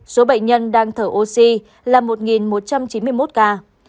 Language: Vietnamese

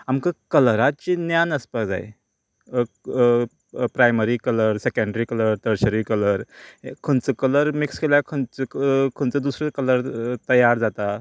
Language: Konkani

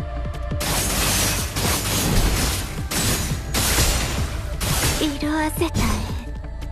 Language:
Japanese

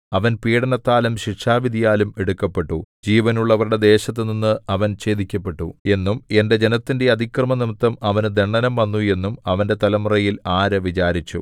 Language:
Malayalam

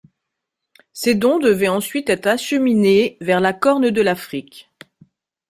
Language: French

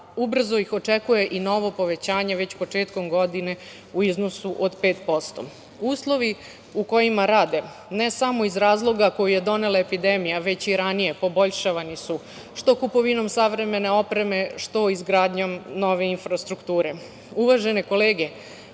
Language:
Serbian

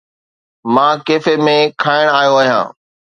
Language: Sindhi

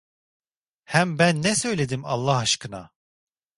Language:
Turkish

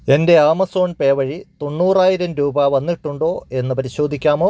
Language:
Malayalam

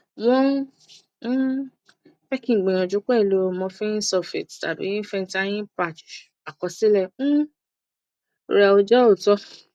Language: Yoruba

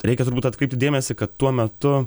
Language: Lithuanian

